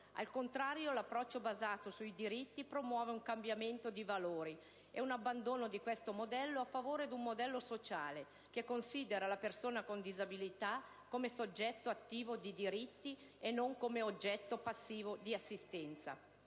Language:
Italian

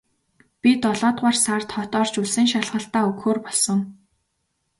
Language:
Mongolian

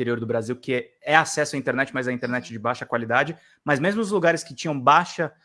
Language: Portuguese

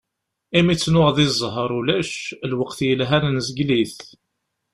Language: Kabyle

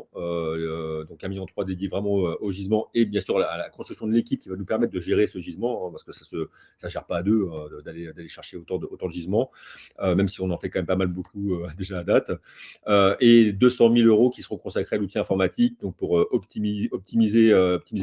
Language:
French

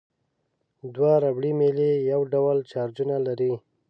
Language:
Pashto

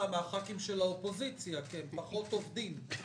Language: Hebrew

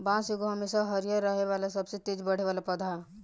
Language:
Bhojpuri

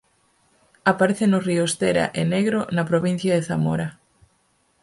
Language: Galician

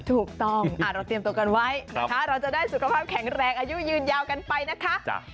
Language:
Thai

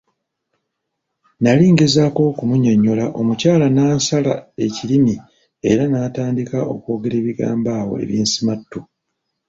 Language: Ganda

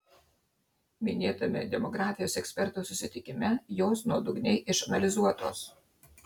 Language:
Lithuanian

